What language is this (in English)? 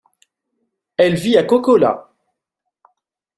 French